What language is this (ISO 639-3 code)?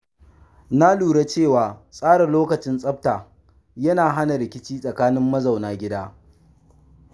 hau